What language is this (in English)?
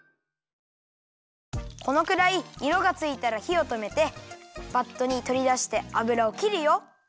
Japanese